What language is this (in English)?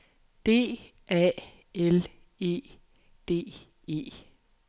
Danish